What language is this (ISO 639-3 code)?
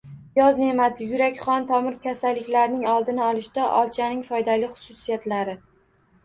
uzb